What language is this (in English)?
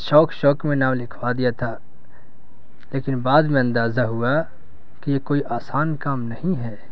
Urdu